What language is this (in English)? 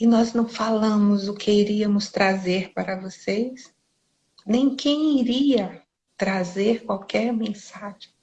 Portuguese